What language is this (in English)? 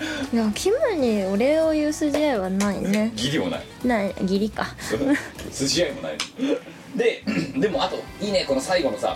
Japanese